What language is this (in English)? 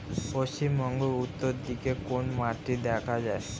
Bangla